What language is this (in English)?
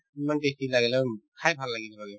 Assamese